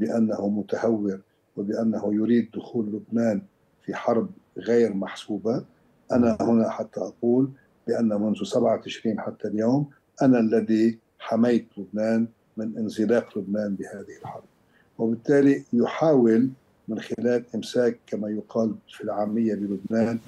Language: Arabic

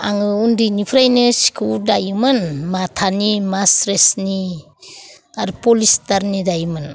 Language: Bodo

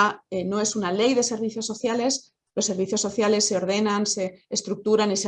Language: Spanish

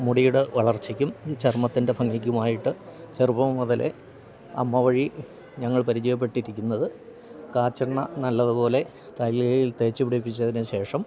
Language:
Malayalam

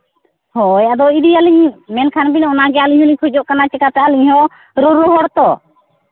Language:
Santali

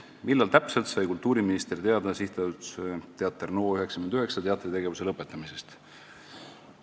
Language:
Estonian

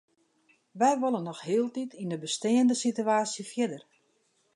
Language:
Western Frisian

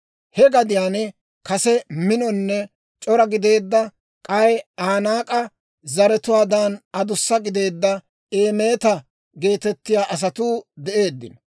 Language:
Dawro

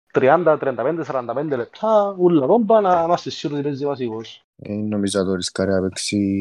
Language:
Greek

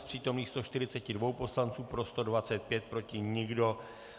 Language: Czech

